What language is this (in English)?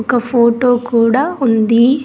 Telugu